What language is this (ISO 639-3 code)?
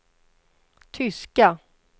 swe